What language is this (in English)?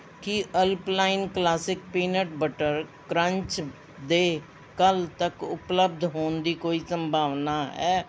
Punjabi